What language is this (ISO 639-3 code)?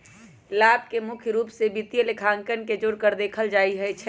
mag